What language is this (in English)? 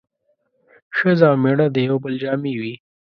Pashto